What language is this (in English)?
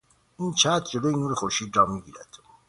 Persian